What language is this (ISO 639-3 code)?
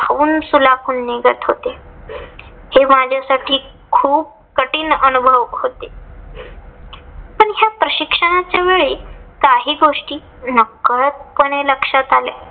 mar